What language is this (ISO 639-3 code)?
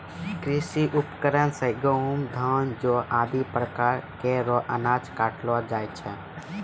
mai